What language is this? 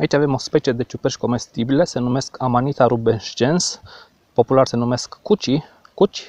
Romanian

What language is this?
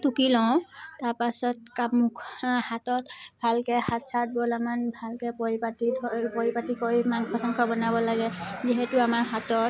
Assamese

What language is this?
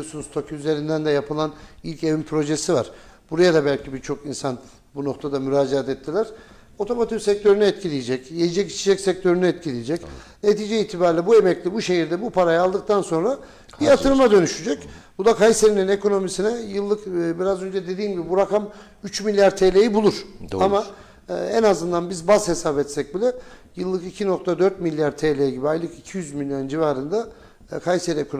Turkish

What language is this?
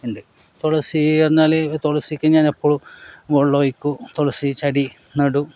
Malayalam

